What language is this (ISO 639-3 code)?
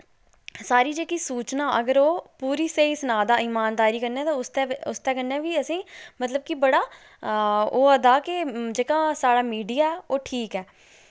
doi